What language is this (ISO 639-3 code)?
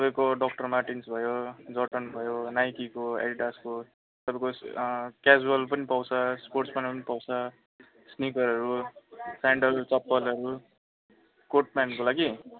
nep